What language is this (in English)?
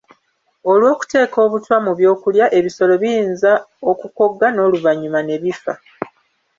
Ganda